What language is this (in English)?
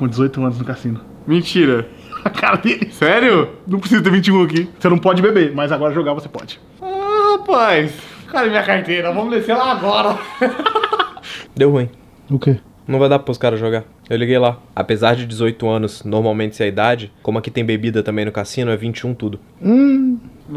Portuguese